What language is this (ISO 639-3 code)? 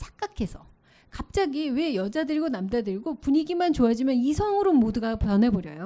kor